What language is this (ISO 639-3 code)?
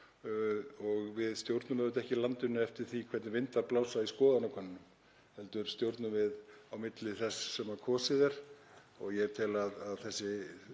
isl